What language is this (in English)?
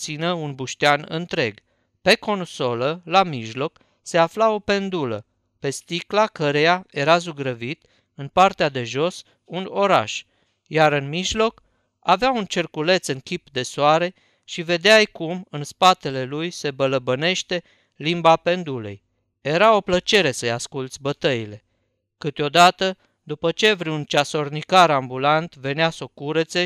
Romanian